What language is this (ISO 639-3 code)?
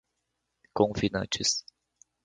por